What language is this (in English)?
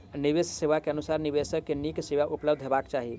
Maithili